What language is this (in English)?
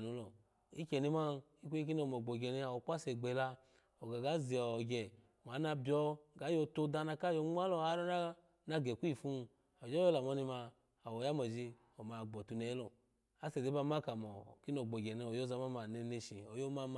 Alago